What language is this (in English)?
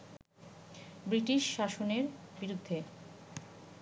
Bangla